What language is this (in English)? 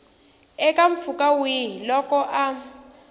Tsonga